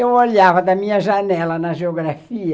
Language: Portuguese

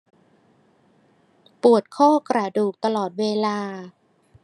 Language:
Thai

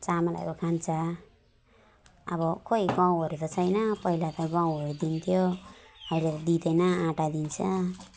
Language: Nepali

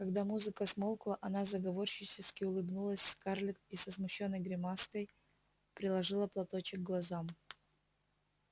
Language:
Russian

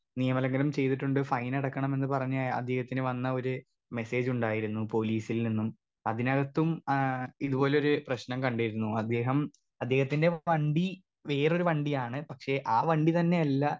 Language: Malayalam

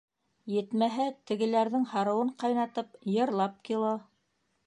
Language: Bashkir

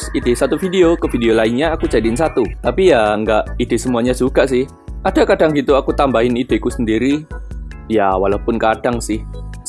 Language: Indonesian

